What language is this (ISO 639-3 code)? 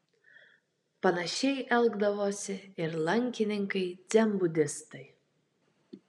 lit